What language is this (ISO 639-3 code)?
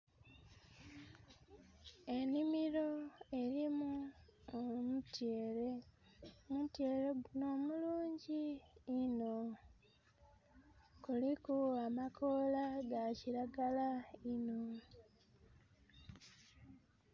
xog